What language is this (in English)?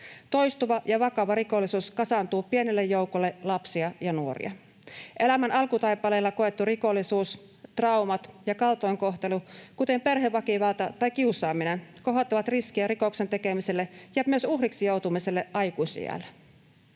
Finnish